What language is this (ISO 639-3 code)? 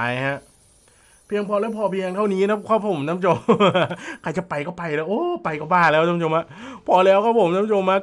tha